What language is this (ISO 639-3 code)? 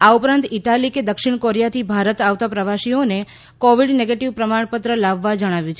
guj